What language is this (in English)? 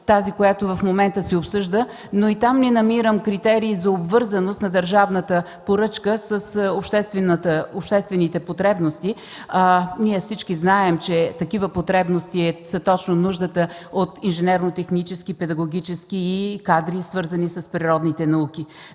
Bulgarian